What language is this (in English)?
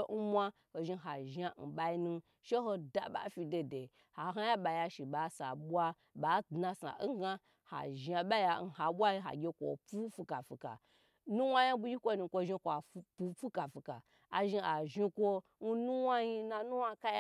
Gbagyi